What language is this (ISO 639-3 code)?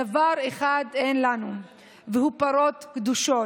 heb